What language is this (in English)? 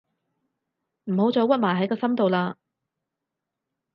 Cantonese